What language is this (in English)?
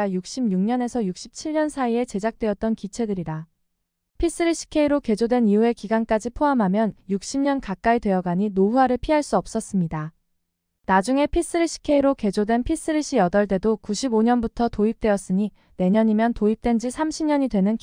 Korean